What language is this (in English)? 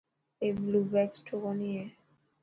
Dhatki